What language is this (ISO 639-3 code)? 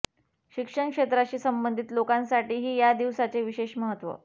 mar